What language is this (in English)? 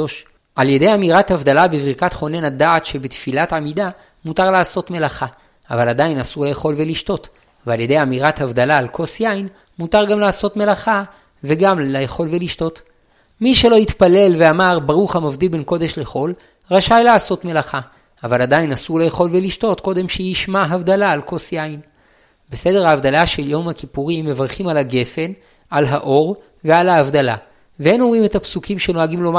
Hebrew